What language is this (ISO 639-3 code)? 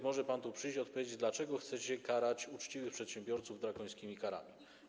pol